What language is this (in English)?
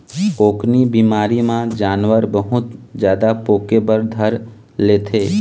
Chhattisgarhi